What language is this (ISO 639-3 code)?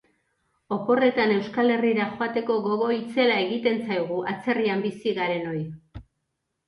eus